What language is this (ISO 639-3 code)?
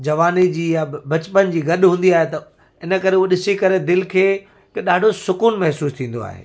snd